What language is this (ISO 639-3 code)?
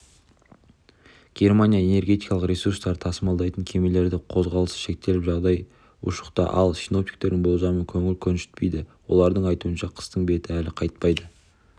kaz